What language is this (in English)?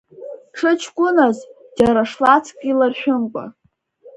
Abkhazian